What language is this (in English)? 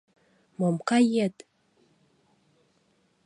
Mari